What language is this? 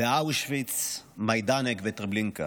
Hebrew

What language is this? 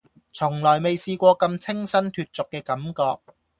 Cantonese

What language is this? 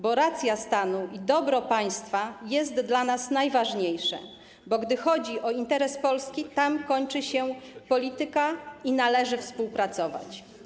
Polish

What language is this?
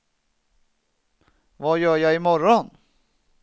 Swedish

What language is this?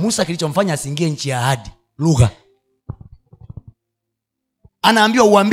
Swahili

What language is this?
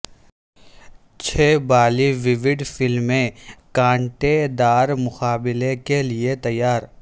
Urdu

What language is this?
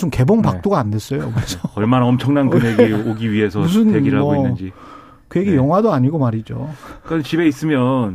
Korean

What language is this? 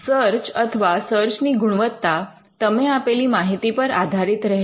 Gujarati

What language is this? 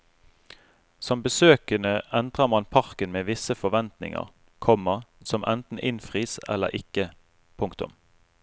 Norwegian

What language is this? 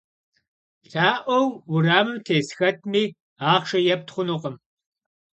Kabardian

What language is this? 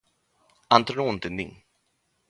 Galician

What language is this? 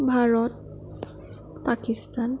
Assamese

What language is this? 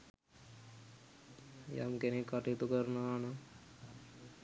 Sinhala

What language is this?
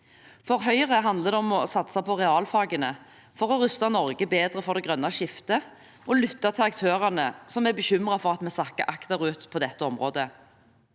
Norwegian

